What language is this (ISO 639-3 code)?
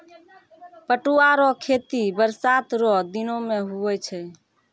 mai